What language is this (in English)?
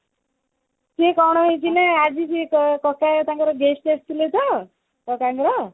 Odia